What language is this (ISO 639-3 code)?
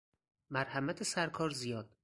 fas